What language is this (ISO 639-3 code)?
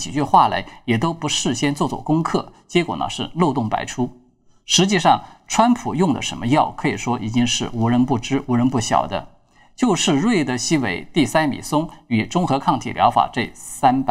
zho